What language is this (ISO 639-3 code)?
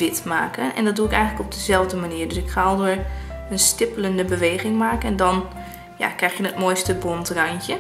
nld